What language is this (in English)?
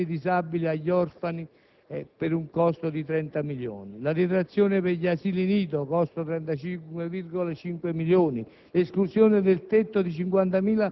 Italian